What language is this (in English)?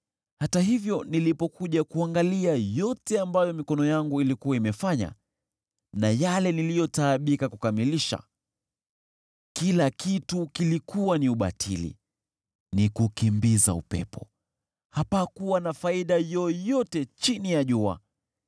Swahili